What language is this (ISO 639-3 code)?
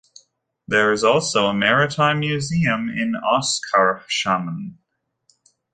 eng